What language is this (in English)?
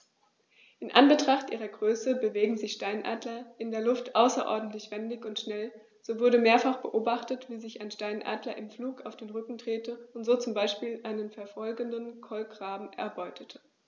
German